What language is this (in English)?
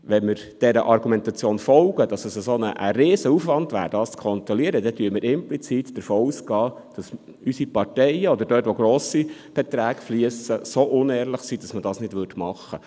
Swiss German